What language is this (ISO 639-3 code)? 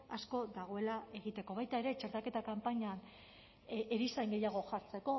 eus